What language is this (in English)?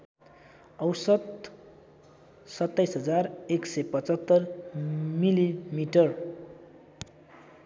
Nepali